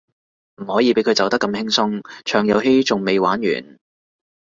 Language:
Cantonese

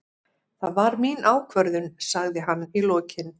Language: Icelandic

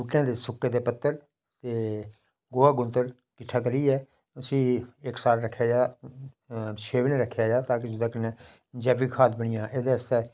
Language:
Dogri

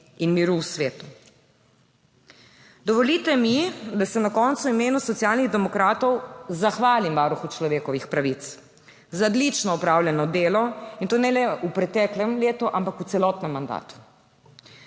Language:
Slovenian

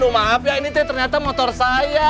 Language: Indonesian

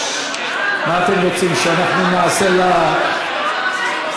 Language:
Hebrew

